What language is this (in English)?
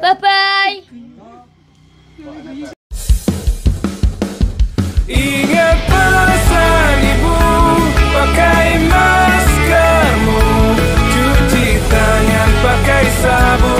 Indonesian